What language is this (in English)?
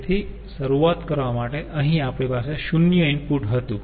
Gujarati